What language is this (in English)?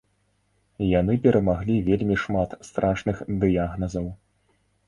Belarusian